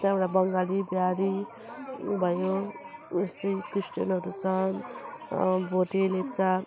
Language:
Nepali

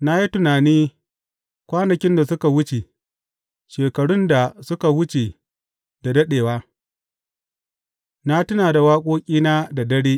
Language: Hausa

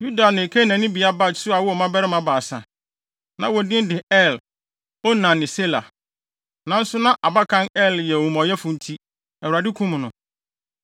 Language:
Akan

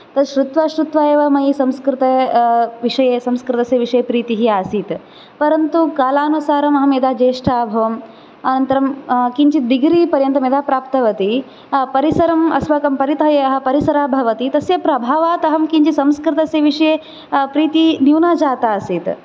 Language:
Sanskrit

